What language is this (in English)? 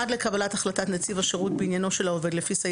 Hebrew